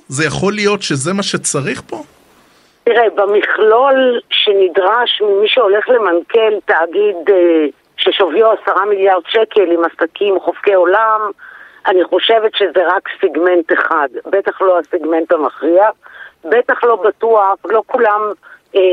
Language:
Hebrew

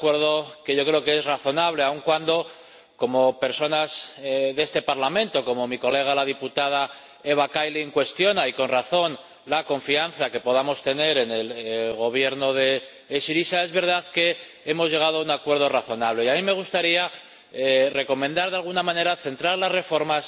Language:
Spanish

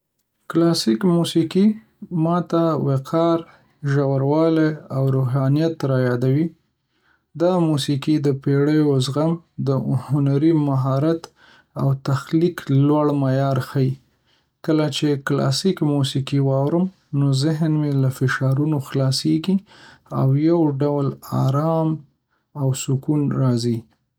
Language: Pashto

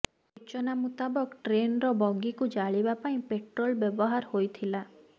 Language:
Odia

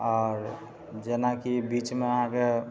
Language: Maithili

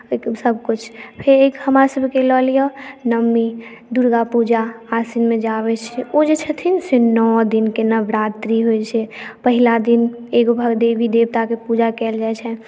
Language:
Maithili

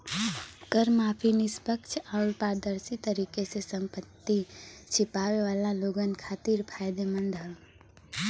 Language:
Bhojpuri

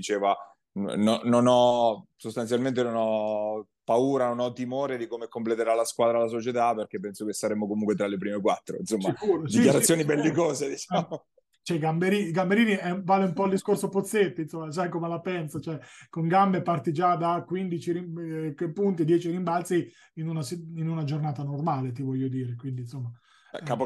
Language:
Italian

